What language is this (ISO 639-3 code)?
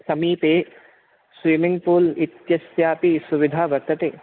san